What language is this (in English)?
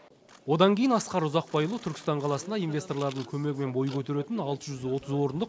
Kazakh